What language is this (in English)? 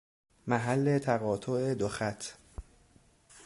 Persian